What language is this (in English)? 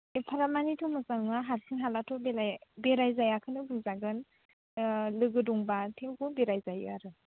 Bodo